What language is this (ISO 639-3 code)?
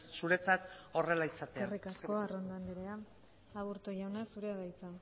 eus